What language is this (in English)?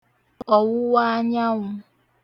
Igbo